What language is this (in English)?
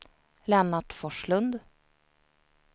Swedish